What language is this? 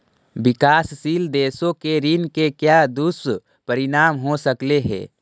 Magahi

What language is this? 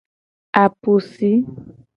Gen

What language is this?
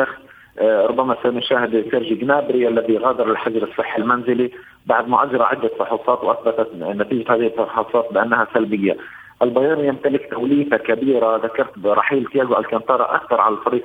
Arabic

